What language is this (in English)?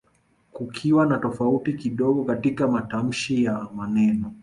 Swahili